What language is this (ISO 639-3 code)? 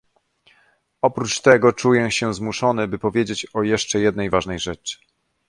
pol